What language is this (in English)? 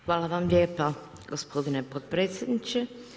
Croatian